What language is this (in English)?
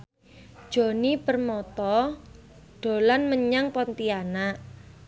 Javanese